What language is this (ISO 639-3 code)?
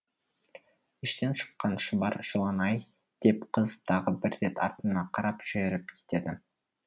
kaz